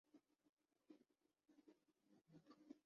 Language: Urdu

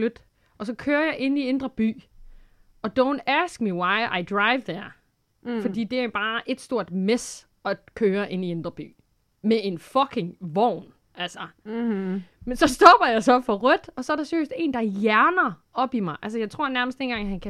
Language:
Danish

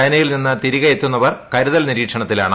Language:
Malayalam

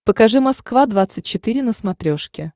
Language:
Russian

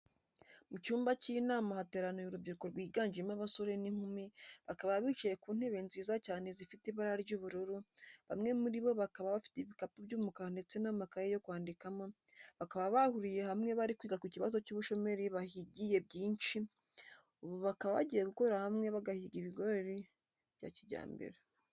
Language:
Kinyarwanda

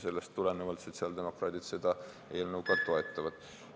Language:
Estonian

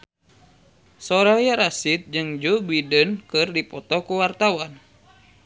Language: Sundanese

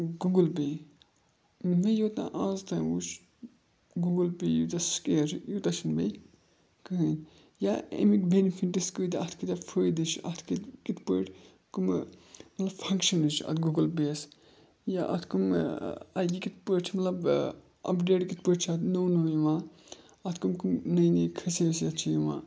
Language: Kashmiri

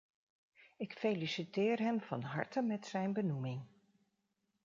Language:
Dutch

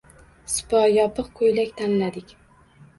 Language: Uzbek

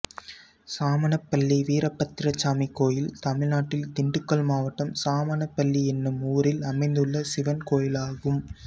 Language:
Tamil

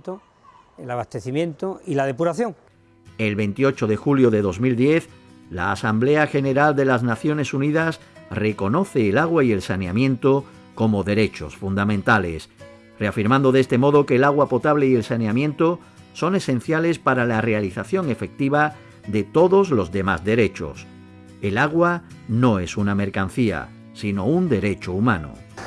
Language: Spanish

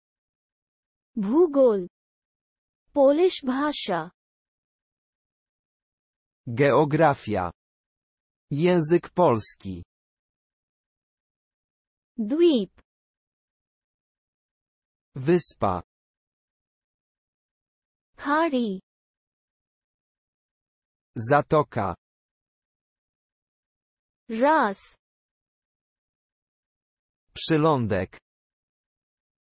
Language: Polish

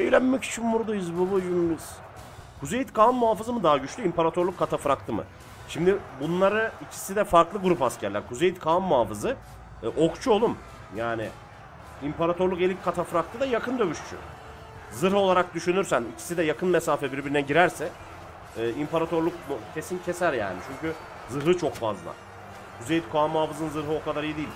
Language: Turkish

